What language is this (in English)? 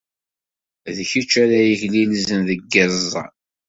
Kabyle